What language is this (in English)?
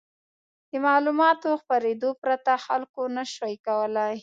Pashto